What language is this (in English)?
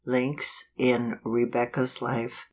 English